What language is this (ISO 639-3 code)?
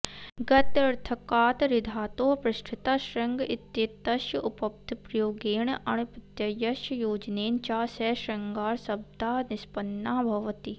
san